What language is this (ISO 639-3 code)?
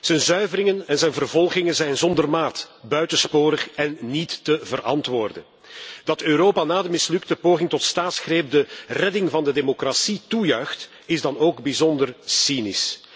nld